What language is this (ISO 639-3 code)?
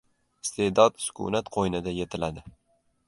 uzb